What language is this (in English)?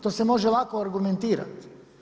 Croatian